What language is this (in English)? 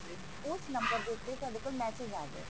Punjabi